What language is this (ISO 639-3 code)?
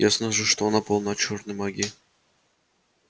rus